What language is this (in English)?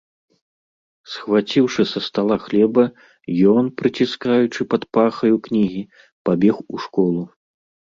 Belarusian